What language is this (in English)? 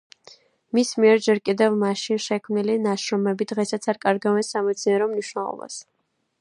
Georgian